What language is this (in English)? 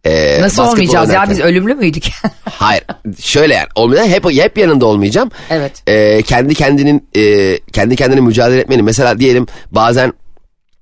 Turkish